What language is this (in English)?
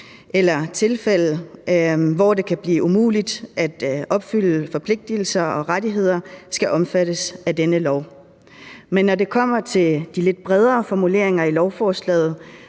Danish